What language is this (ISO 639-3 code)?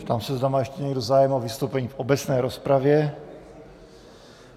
ces